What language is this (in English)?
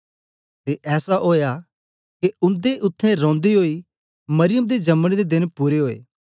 Dogri